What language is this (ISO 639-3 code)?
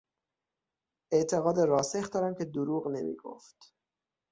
fas